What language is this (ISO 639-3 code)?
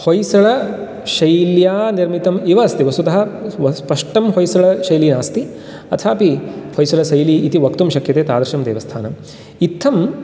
san